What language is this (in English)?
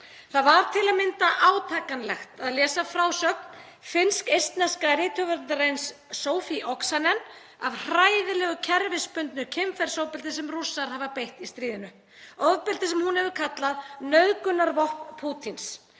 Icelandic